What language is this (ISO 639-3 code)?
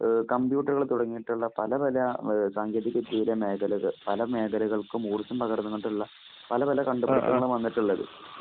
mal